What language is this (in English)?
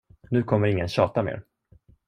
Swedish